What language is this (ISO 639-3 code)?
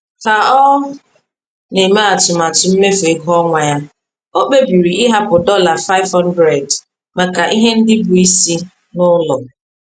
ibo